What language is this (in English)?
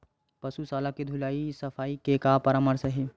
Chhattisgarhi